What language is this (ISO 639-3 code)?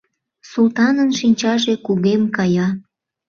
chm